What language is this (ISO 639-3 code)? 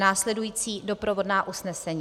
ces